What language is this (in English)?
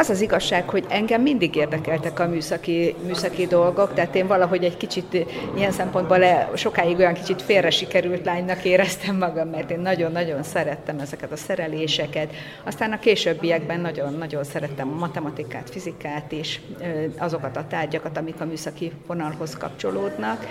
Hungarian